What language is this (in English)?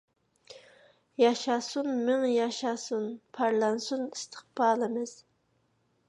Uyghur